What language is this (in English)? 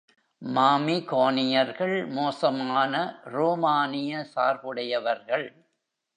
Tamil